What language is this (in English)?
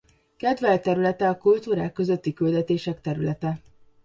Hungarian